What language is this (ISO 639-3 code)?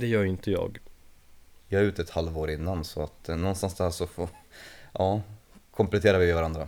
swe